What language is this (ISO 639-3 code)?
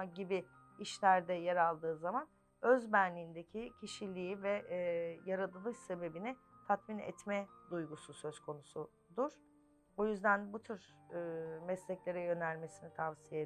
tur